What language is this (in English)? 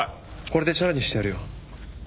Japanese